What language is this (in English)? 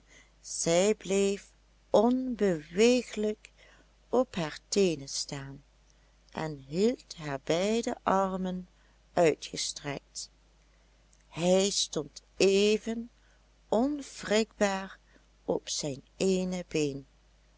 Dutch